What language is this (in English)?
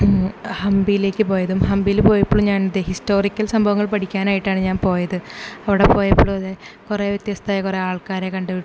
Malayalam